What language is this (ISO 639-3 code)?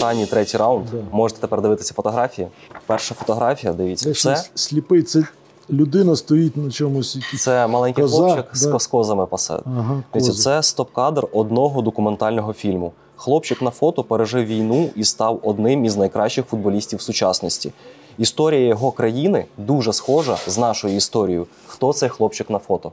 ukr